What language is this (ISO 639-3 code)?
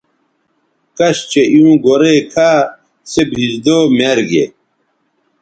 btv